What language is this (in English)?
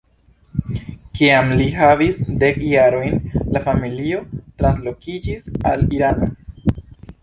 Esperanto